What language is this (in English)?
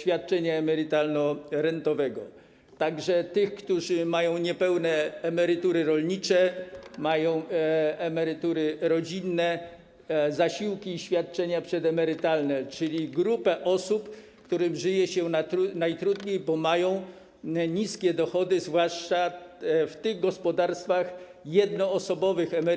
Polish